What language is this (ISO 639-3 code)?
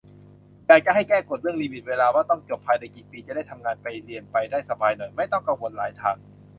tha